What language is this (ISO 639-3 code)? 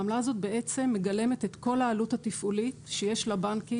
heb